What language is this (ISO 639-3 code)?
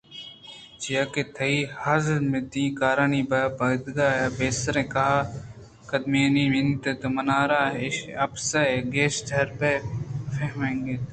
bgp